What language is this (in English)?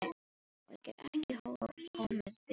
Icelandic